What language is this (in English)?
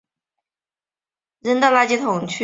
Chinese